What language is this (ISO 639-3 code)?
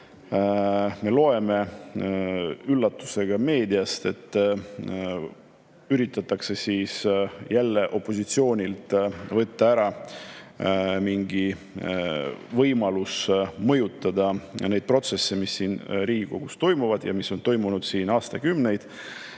est